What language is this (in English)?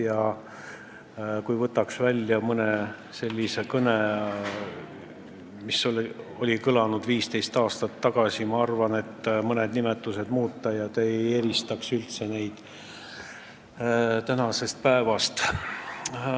Estonian